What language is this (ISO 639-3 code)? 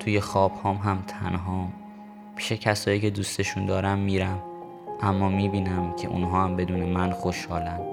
fas